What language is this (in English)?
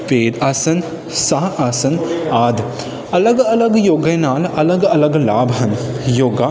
Punjabi